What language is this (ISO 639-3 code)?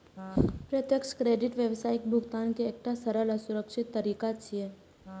mai